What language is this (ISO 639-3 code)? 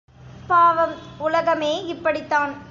tam